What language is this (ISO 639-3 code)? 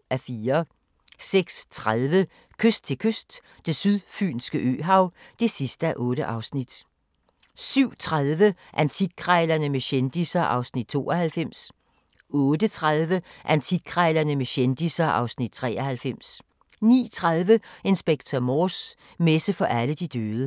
dan